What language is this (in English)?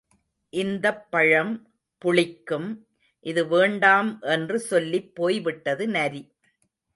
Tamil